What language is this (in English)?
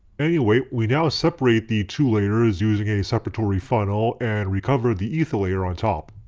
English